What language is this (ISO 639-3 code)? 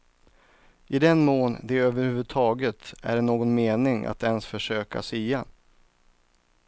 swe